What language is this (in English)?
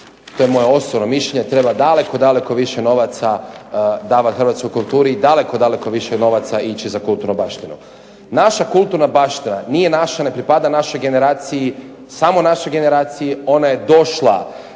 Croatian